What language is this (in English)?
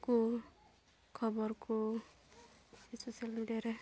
Santali